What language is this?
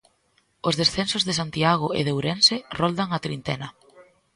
Galician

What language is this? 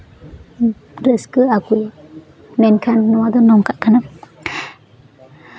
Santali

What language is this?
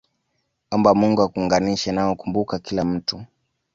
Swahili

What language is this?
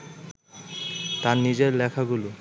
Bangla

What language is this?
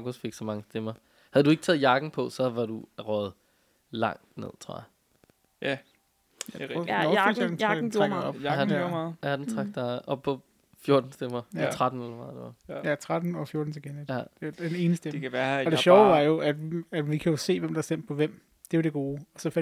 Danish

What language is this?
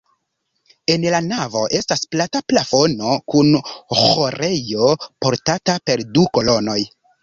Esperanto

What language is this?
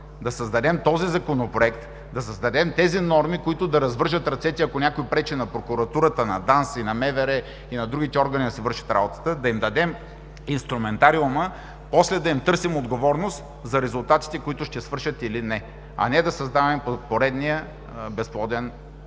Bulgarian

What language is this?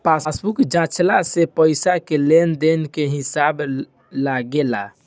Bhojpuri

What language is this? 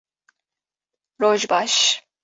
Kurdish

